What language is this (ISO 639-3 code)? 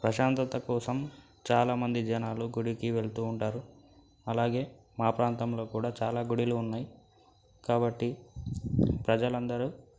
tel